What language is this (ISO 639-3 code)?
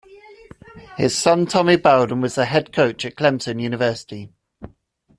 eng